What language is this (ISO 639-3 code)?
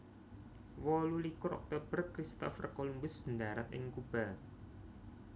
jav